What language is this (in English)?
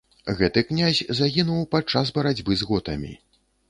Belarusian